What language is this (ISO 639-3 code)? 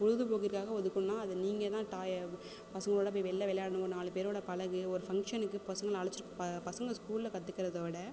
tam